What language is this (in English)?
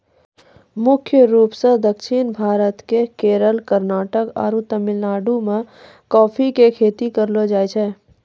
Maithili